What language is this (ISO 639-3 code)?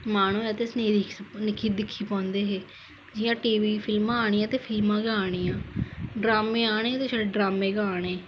doi